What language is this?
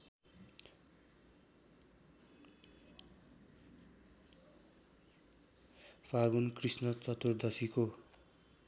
Nepali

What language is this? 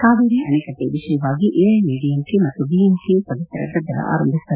Kannada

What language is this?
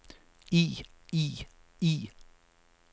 Danish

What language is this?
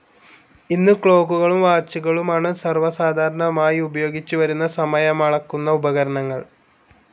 Malayalam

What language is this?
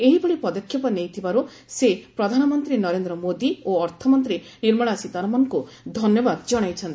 Odia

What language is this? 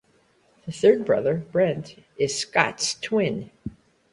English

